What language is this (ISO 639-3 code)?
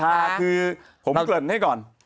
tha